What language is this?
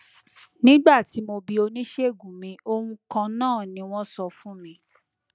Yoruba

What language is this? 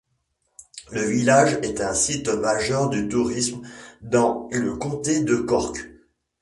French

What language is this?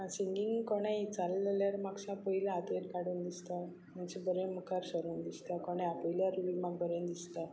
Konkani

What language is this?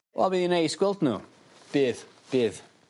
Welsh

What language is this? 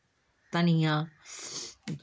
Dogri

